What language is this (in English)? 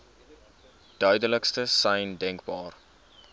Afrikaans